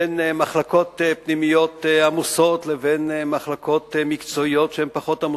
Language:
Hebrew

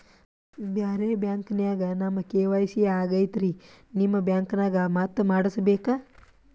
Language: Kannada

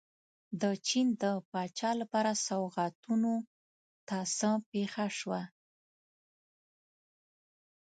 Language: Pashto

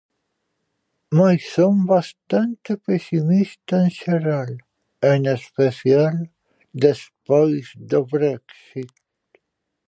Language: Galician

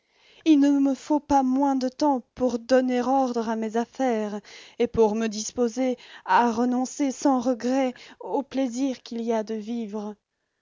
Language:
French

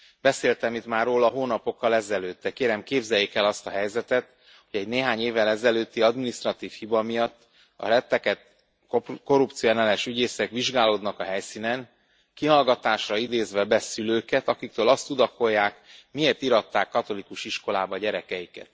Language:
Hungarian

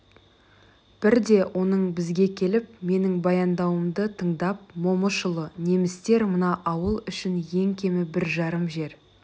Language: Kazakh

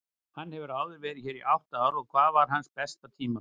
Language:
Icelandic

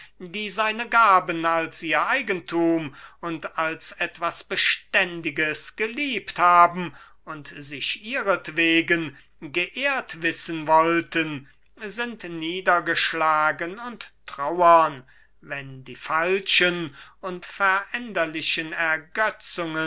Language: German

